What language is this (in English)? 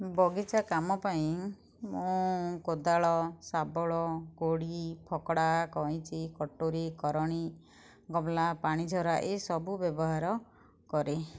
Odia